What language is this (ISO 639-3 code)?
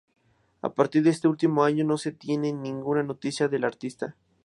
spa